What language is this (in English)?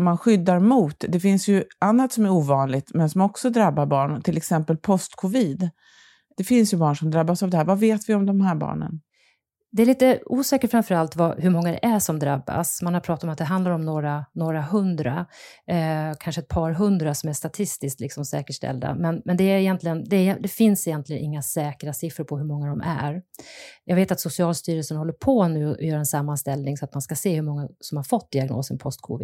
Swedish